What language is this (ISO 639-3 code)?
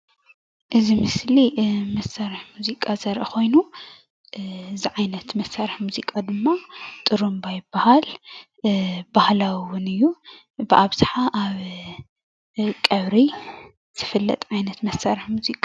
tir